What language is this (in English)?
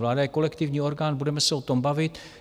Czech